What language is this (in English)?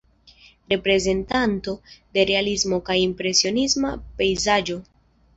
Esperanto